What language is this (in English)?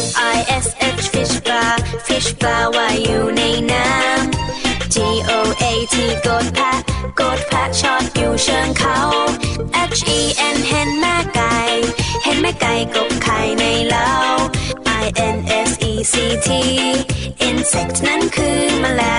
Thai